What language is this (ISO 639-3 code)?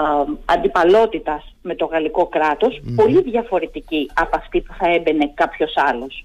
ell